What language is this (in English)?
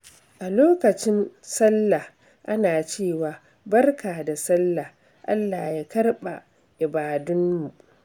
Hausa